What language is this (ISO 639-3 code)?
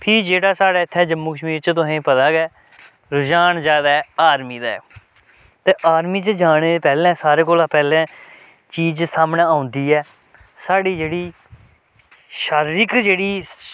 doi